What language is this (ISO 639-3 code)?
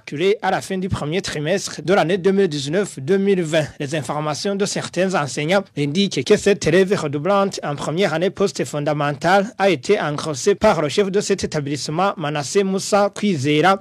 fra